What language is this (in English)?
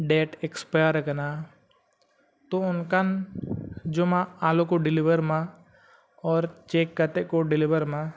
Santali